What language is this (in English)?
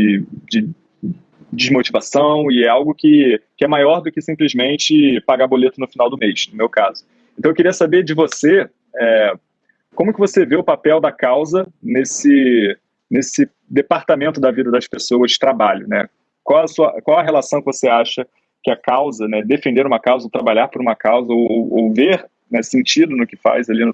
Portuguese